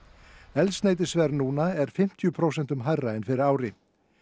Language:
Icelandic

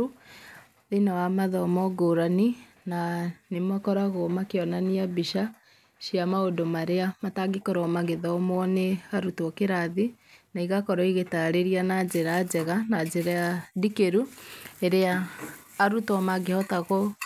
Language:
Kikuyu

